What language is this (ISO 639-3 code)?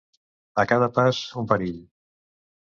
cat